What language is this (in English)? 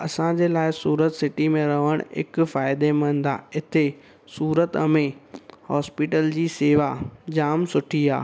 Sindhi